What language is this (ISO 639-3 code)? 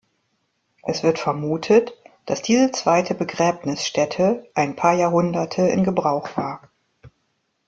deu